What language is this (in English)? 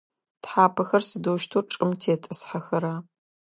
Adyghe